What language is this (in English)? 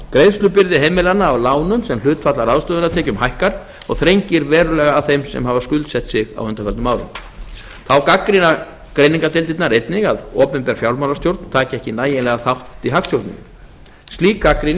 Icelandic